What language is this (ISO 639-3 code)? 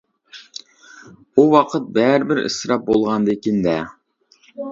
uig